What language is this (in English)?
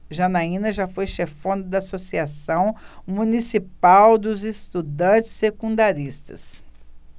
Portuguese